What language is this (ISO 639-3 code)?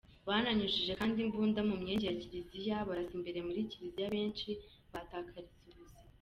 kin